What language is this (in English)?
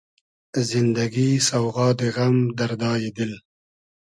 Hazaragi